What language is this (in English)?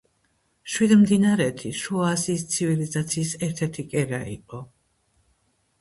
Georgian